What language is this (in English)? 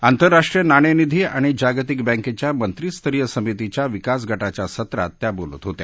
Marathi